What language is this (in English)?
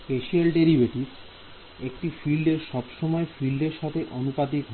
Bangla